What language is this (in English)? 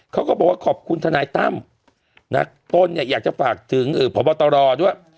Thai